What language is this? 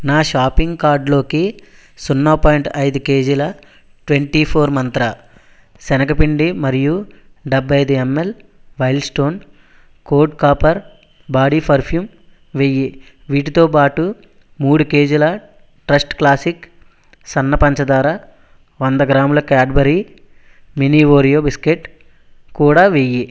Telugu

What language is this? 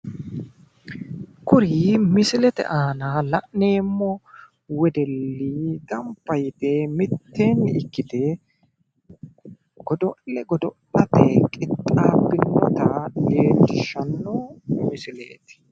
Sidamo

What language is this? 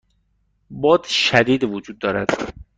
Persian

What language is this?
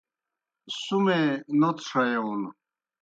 Kohistani Shina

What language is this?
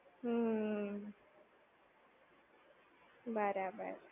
Gujarati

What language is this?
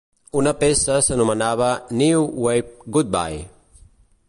Catalan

